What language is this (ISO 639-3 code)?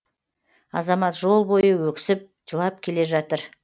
kaz